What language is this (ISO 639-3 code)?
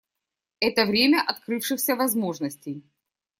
rus